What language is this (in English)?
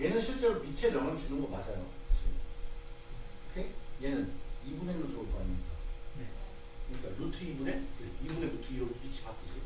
Korean